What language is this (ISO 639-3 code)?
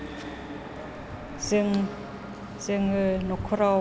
brx